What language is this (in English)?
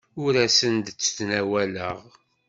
Kabyle